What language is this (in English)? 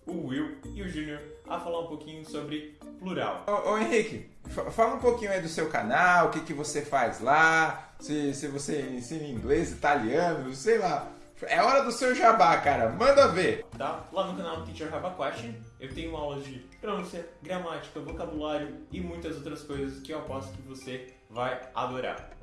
Portuguese